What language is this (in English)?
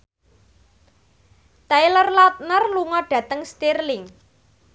Javanese